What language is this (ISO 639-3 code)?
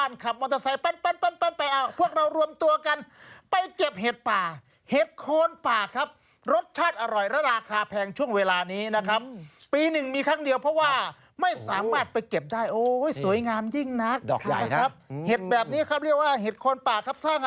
tha